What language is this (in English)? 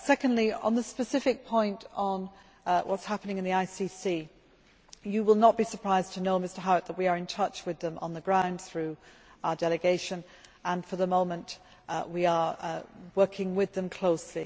English